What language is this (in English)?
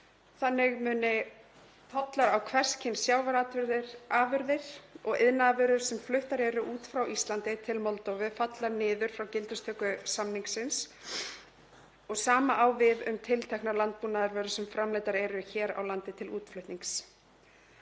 Icelandic